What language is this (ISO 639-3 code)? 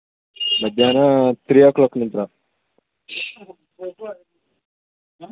kan